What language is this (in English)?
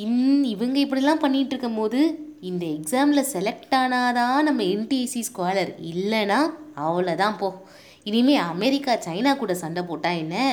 Tamil